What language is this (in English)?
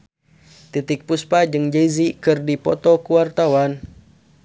Sundanese